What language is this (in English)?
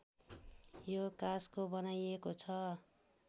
Nepali